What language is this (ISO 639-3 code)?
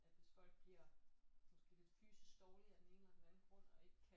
dan